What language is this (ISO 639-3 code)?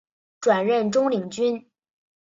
zho